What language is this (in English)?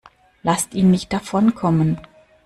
German